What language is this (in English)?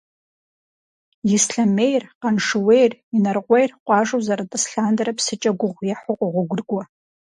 Kabardian